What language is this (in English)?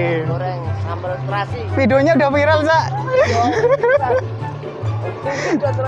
Indonesian